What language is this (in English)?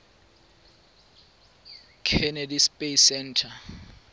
Tswana